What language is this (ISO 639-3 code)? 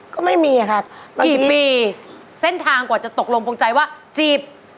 tha